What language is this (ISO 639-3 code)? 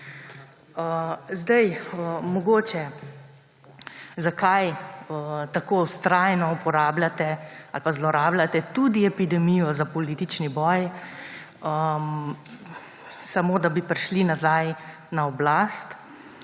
slv